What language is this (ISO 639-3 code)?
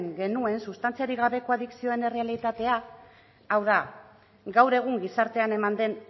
eus